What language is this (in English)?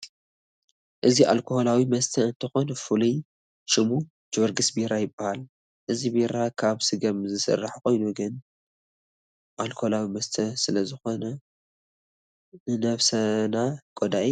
Tigrinya